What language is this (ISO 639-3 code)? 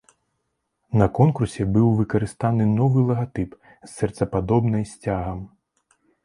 bel